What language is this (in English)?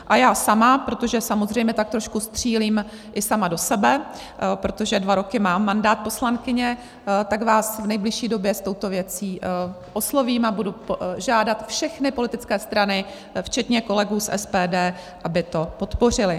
Czech